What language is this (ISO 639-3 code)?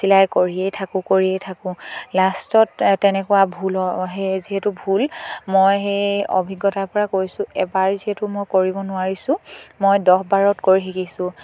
asm